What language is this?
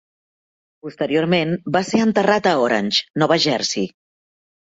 Catalan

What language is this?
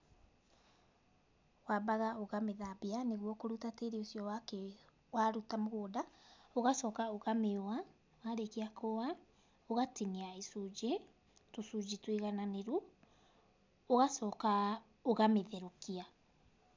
Kikuyu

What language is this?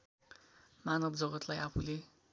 Nepali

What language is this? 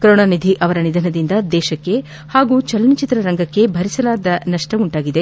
Kannada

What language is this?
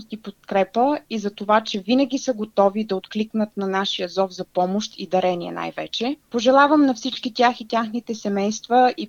Bulgarian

